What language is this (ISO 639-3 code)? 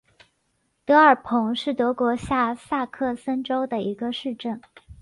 zho